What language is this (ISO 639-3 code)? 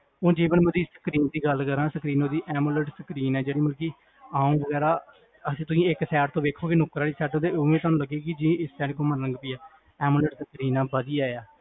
pan